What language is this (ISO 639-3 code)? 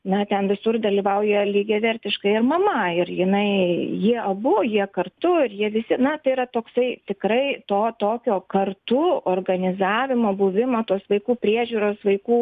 lit